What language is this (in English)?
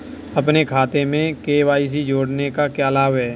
Hindi